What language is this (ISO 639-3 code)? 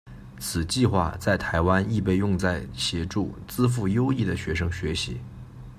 zho